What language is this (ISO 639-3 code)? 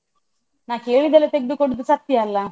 kan